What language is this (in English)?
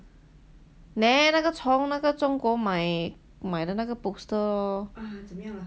English